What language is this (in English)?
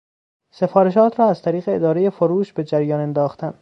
Persian